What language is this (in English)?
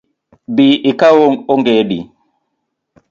Luo (Kenya and Tanzania)